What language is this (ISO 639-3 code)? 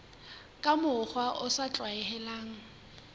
sot